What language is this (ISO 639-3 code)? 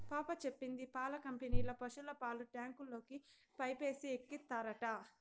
tel